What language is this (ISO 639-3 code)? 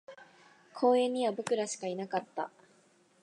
jpn